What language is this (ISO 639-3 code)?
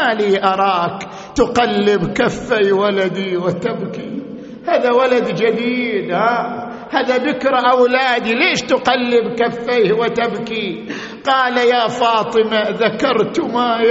ara